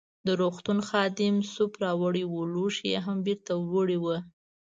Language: Pashto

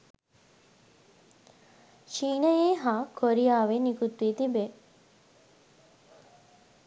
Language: Sinhala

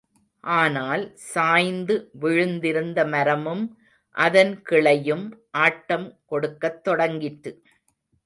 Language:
Tamil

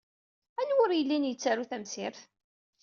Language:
Kabyle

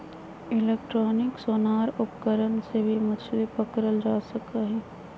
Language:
Magahi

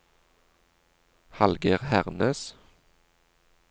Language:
Norwegian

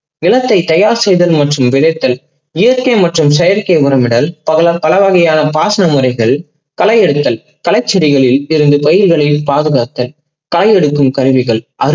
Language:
Tamil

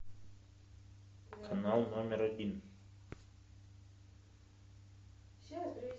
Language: Russian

